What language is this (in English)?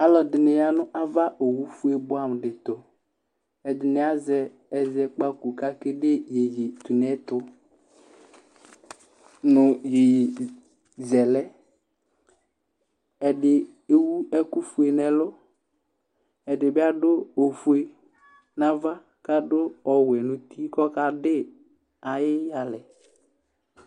Ikposo